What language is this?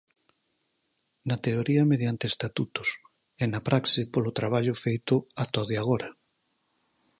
Galician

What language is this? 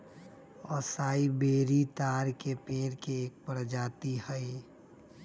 Magahi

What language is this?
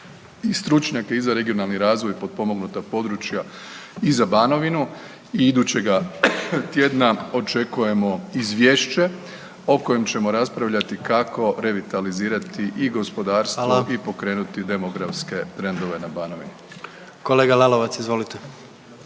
Croatian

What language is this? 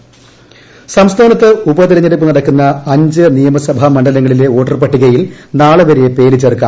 Malayalam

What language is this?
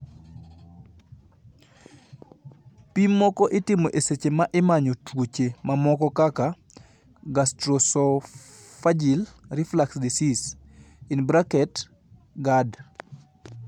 Luo (Kenya and Tanzania)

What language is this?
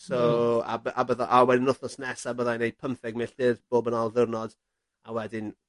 Welsh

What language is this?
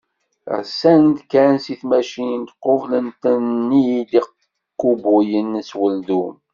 Kabyle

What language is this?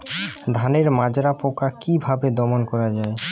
Bangla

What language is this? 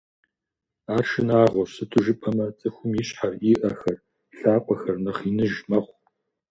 Kabardian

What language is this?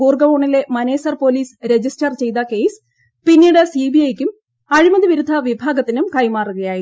Malayalam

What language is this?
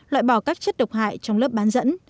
Vietnamese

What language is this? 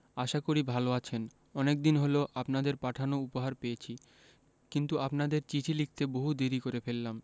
Bangla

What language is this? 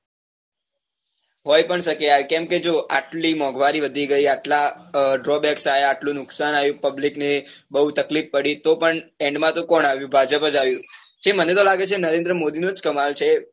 Gujarati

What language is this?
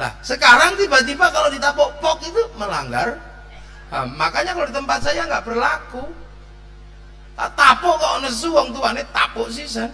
Indonesian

